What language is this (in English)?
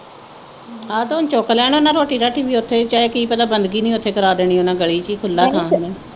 Punjabi